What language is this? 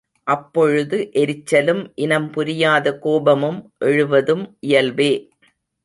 Tamil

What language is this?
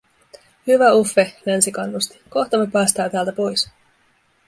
Finnish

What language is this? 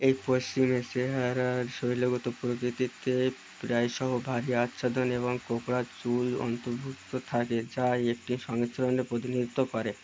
Bangla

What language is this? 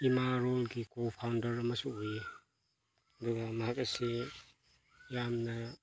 Manipuri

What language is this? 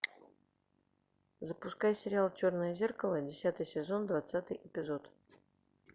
Russian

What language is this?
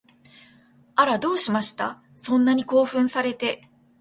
Japanese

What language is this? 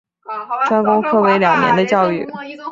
Chinese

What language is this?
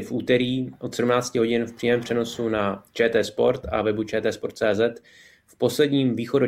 Czech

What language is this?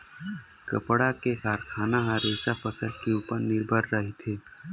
Chhattisgarhi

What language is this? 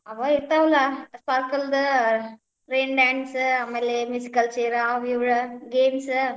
Kannada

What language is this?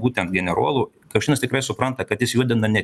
Lithuanian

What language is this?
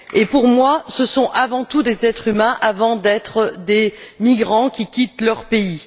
French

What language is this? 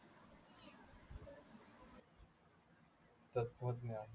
Marathi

